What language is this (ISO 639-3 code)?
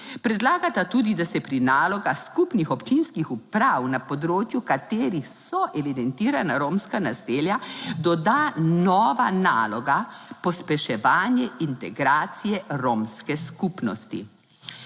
slv